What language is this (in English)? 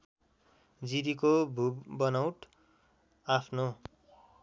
Nepali